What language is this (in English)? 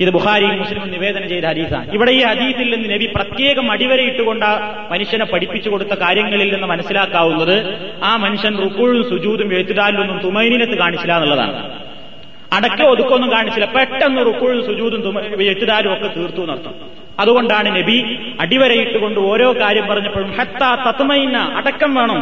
Malayalam